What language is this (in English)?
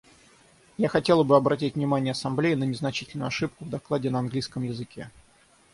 Russian